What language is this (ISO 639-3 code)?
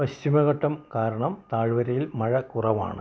mal